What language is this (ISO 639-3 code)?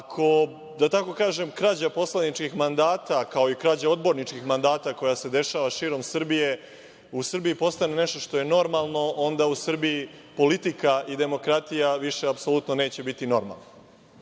srp